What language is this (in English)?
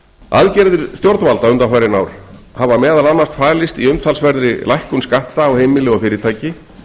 Icelandic